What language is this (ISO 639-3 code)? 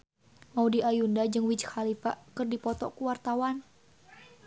sun